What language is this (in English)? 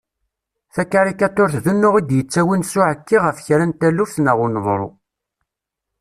Kabyle